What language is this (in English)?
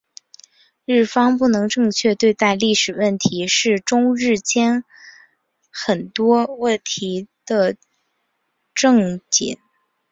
Chinese